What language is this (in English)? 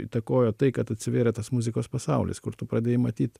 Lithuanian